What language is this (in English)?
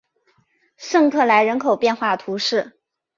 Chinese